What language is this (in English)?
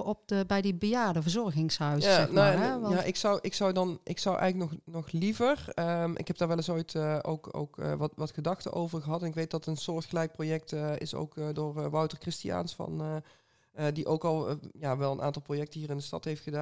Dutch